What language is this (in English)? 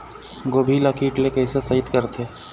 Chhattisgarhi